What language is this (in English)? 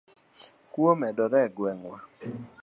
Luo (Kenya and Tanzania)